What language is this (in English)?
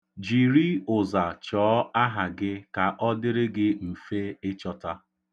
Igbo